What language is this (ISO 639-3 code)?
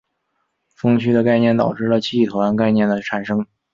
zho